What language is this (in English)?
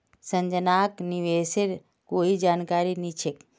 Magahi